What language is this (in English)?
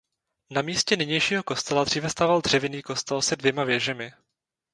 Czech